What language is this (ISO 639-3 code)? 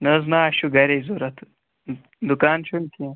kas